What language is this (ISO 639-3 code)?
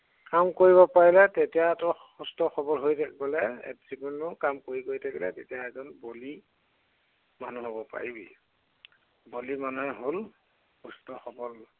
asm